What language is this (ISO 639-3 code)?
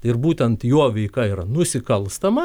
lit